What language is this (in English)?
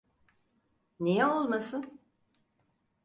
Turkish